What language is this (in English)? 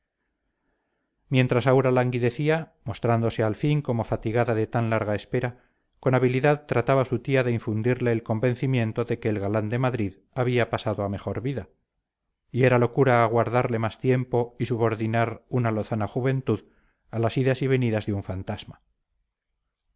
Spanish